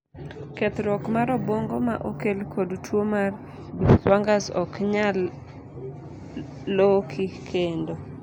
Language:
Luo (Kenya and Tanzania)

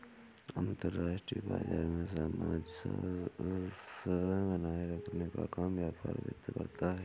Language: Hindi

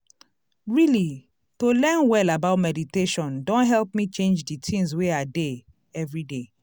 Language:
Nigerian Pidgin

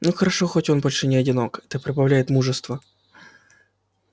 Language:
Russian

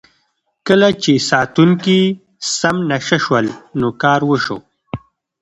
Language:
Pashto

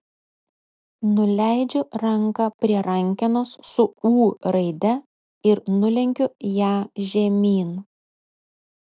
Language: Lithuanian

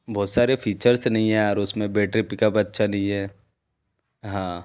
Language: Hindi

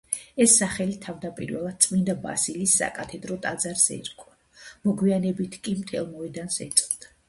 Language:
Georgian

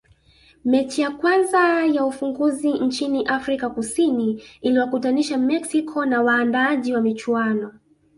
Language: Swahili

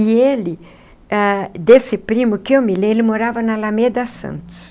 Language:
Portuguese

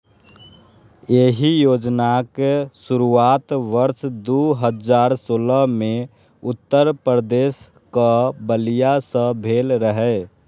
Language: Maithili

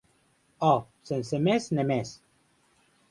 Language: Occitan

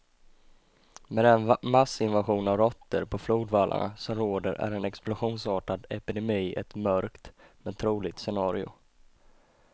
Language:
Swedish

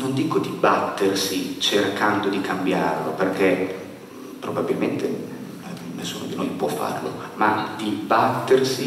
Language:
Italian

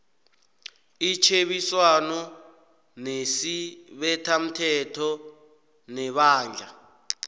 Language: South Ndebele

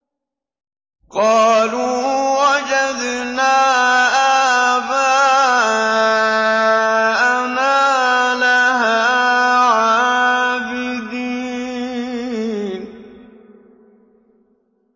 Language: Arabic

